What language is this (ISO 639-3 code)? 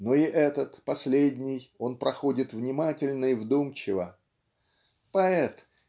rus